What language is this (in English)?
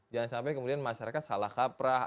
Indonesian